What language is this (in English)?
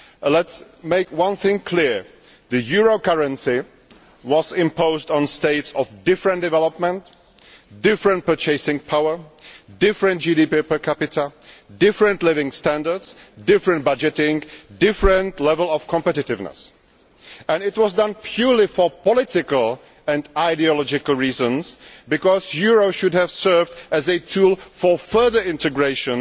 English